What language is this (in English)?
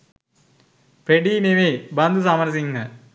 Sinhala